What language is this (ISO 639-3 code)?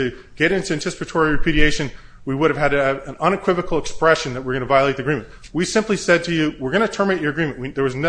eng